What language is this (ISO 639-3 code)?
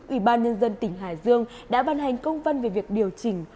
vie